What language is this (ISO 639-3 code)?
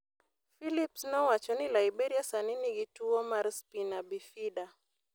luo